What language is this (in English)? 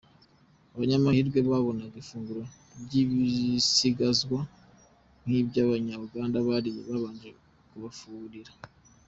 Kinyarwanda